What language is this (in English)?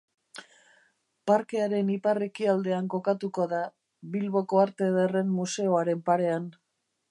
Basque